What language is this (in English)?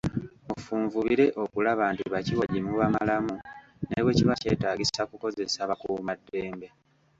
Ganda